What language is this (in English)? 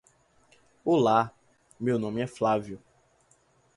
Portuguese